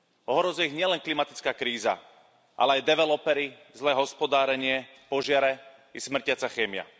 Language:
Slovak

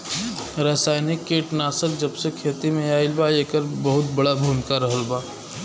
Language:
Bhojpuri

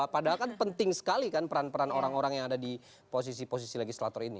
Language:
Indonesian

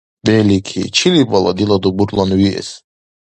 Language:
Dargwa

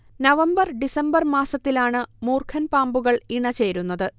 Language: Malayalam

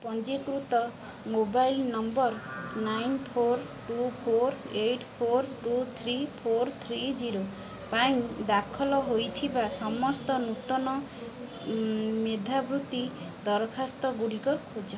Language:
Odia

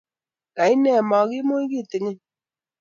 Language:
Kalenjin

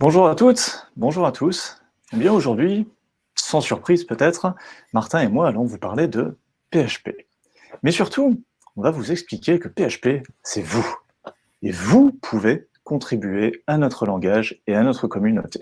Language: French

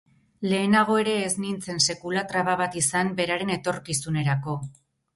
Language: Basque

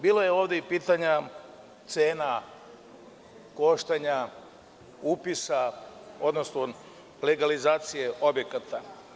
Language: Serbian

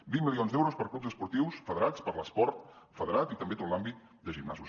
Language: Catalan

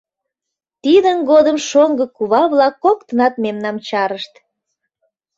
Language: Mari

